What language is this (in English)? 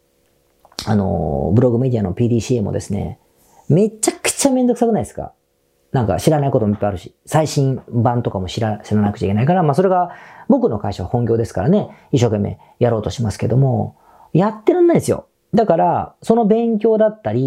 Japanese